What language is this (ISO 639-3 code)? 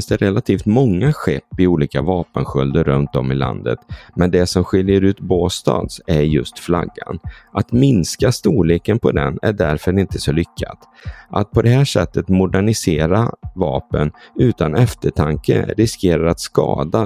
swe